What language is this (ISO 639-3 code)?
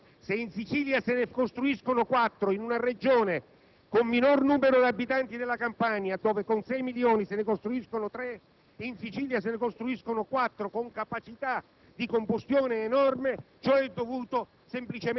ita